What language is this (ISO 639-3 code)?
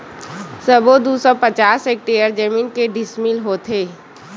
hne